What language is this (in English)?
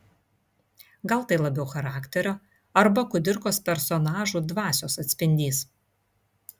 Lithuanian